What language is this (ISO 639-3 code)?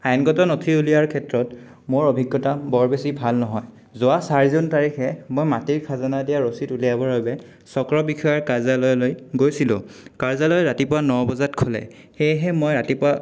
asm